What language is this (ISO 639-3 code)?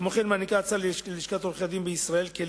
heb